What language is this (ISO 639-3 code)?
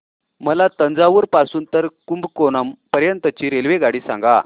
mar